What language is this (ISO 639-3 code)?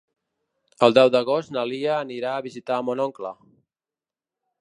cat